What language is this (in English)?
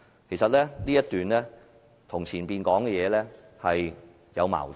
Cantonese